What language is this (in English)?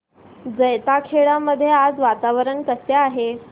Marathi